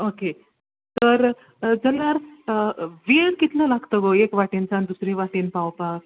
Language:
Konkani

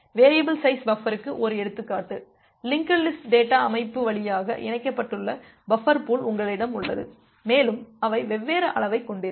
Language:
Tamil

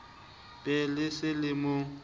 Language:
Southern Sotho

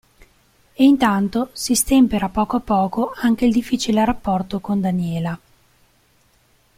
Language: Italian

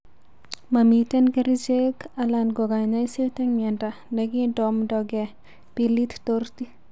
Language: Kalenjin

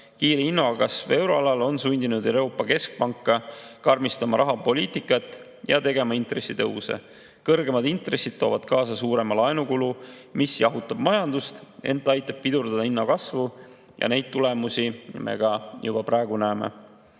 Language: Estonian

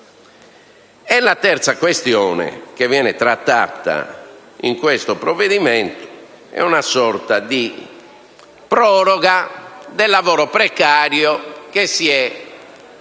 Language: Italian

